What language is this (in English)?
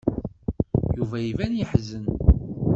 Kabyle